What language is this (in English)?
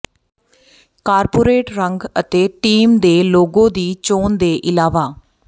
Punjabi